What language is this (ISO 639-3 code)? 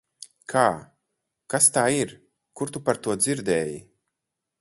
lav